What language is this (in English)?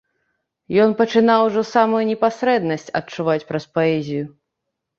Belarusian